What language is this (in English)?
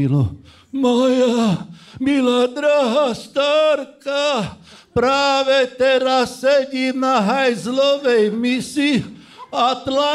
Czech